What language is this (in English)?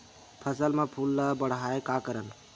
Chhattisgarhi